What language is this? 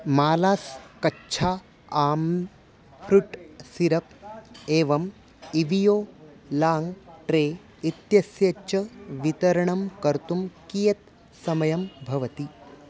Sanskrit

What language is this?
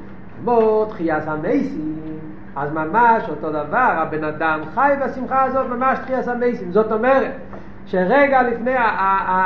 Hebrew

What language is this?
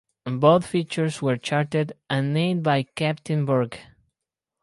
English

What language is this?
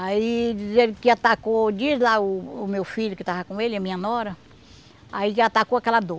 Portuguese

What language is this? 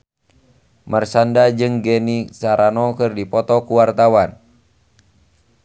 Sundanese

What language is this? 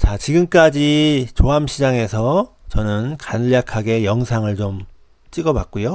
Korean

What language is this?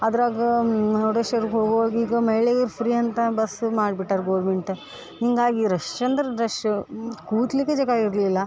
Kannada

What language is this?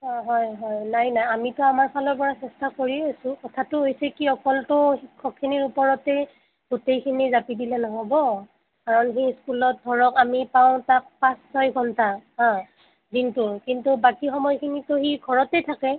Assamese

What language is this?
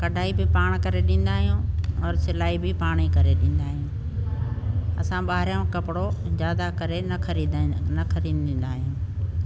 Sindhi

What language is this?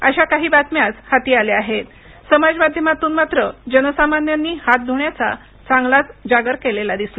Marathi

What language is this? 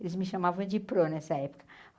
Portuguese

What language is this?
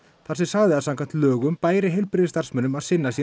Icelandic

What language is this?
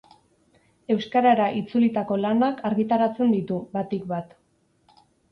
Basque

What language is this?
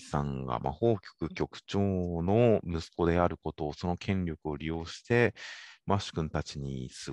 Japanese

